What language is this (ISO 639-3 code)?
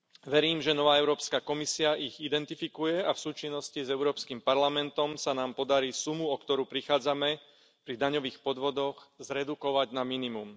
slk